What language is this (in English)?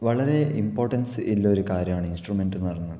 Malayalam